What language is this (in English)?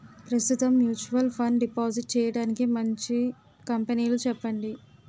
Telugu